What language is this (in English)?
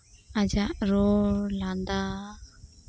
Santali